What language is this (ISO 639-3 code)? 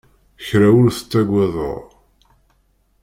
kab